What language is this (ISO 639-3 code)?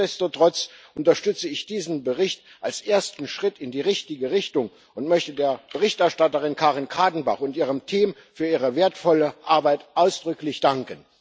deu